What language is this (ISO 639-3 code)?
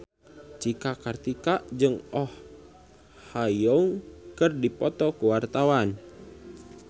sun